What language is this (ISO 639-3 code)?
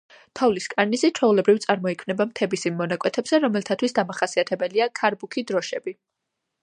kat